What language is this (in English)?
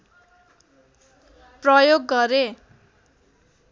Nepali